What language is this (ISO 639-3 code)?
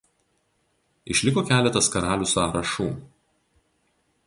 lit